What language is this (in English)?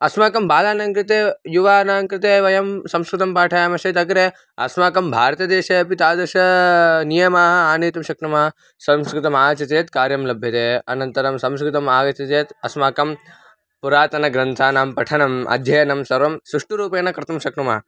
Sanskrit